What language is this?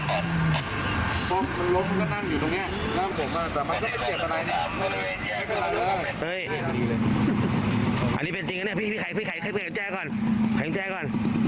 Thai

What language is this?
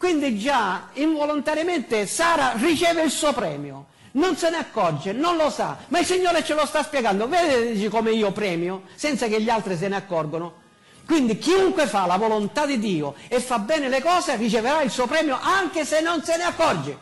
Italian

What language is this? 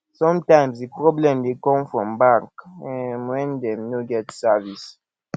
Nigerian Pidgin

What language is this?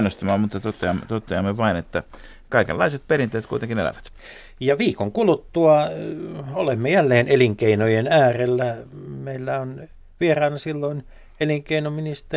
Finnish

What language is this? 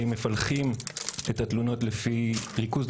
Hebrew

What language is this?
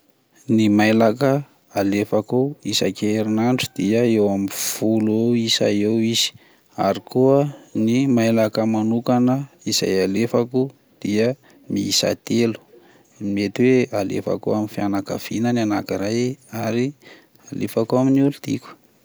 Malagasy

